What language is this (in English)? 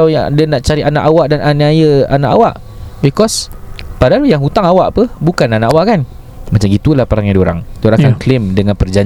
Malay